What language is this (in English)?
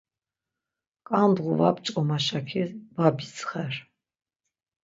Laz